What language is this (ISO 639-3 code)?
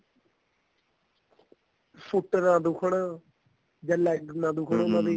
pan